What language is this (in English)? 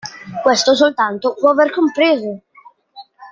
Italian